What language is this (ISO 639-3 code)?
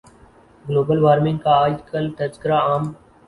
urd